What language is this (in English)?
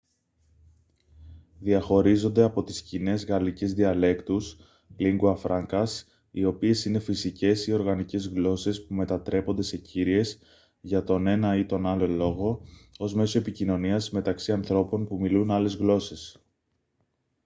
Greek